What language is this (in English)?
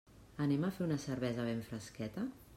Catalan